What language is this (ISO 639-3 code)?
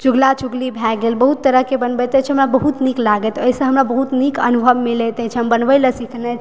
mai